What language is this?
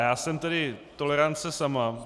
Czech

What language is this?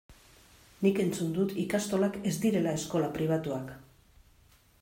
Basque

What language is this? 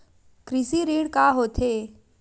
Chhattisgarhi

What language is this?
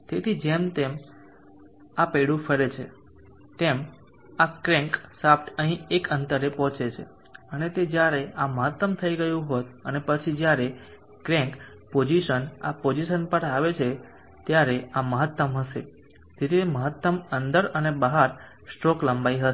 Gujarati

